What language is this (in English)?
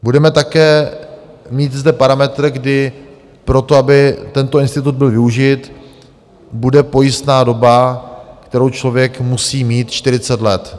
Czech